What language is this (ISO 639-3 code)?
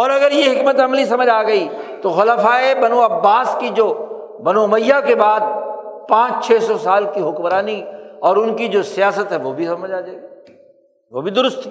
urd